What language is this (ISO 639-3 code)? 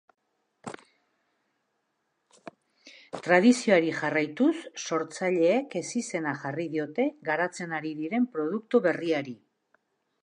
eus